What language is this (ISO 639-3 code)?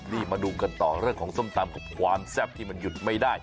tha